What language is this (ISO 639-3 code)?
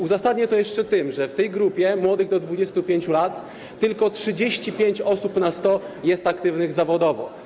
pol